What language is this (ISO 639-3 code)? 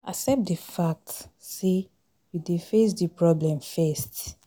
pcm